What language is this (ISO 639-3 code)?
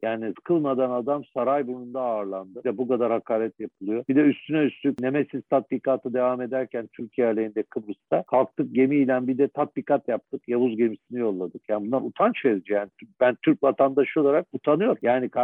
tur